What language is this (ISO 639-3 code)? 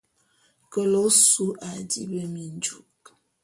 bum